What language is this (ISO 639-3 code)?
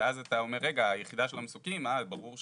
heb